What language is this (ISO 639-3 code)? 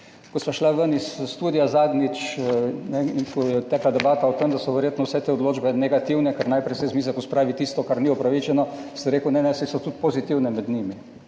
slv